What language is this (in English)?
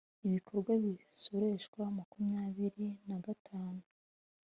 Kinyarwanda